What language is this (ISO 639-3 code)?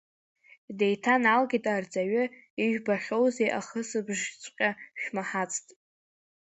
abk